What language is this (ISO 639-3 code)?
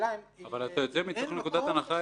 heb